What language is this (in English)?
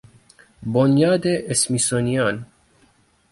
Persian